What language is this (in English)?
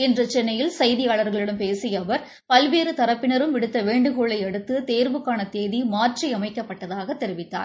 Tamil